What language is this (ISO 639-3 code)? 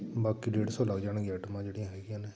pan